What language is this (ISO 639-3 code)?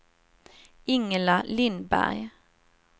swe